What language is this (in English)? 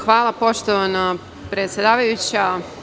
Serbian